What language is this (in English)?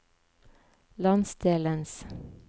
Norwegian